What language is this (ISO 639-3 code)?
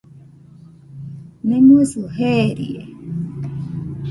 hux